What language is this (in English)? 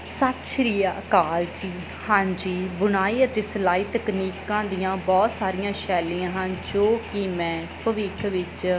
Punjabi